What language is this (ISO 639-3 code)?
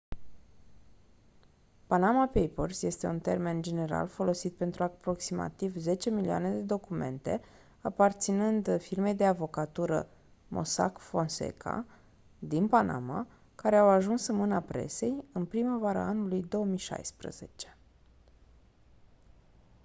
ron